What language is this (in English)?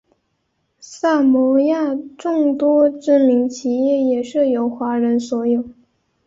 Chinese